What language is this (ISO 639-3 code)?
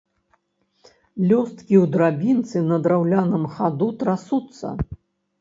bel